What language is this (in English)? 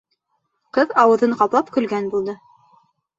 Bashkir